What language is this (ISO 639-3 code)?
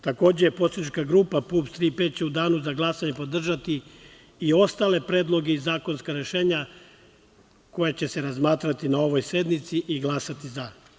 srp